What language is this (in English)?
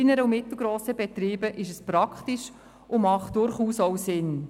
Swiss German